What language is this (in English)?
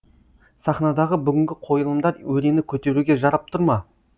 Kazakh